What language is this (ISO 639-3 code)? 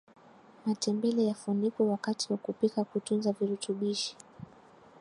swa